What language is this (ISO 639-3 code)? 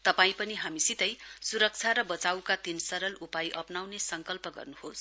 nep